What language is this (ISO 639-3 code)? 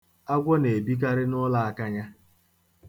ibo